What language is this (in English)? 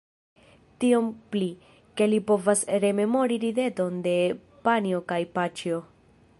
Esperanto